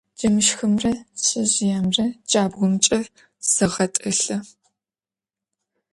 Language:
Adyghe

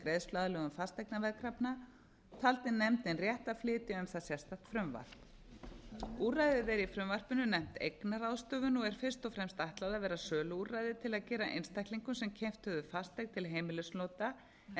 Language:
Icelandic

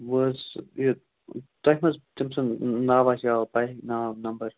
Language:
Kashmiri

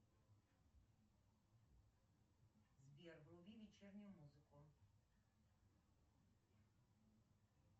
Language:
Russian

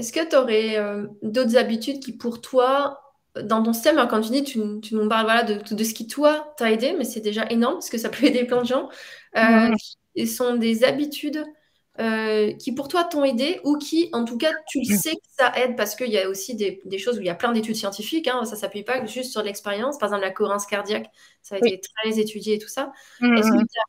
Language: French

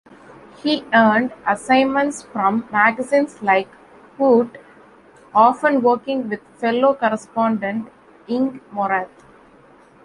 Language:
English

